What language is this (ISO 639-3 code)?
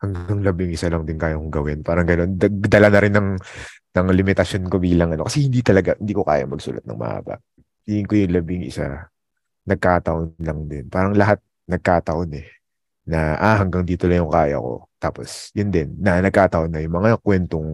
fil